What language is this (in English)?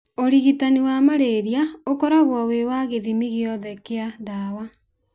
Kikuyu